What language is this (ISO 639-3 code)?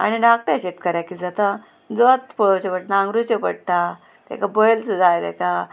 kok